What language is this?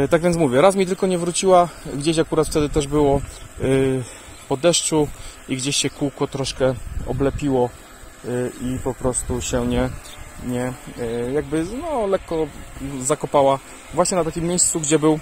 Polish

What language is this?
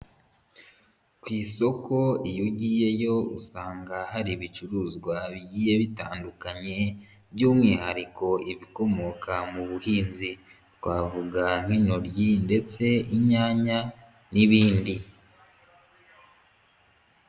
Kinyarwanda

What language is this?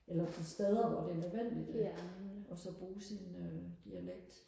Danish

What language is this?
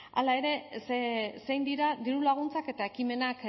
Basque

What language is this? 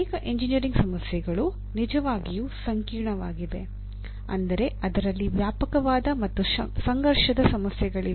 Kannada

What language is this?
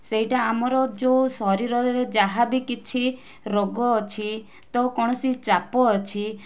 Odia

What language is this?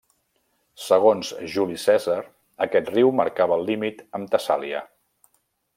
Catalan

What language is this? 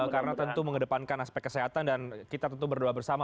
Indonesian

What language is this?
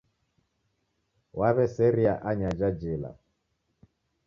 Taita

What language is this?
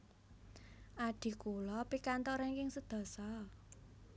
Javanese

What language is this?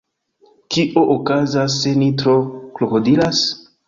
Esperanto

